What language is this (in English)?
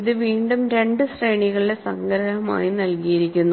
Malayalam